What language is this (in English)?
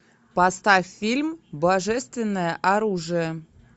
Russian